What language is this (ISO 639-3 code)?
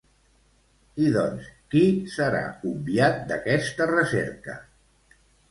cat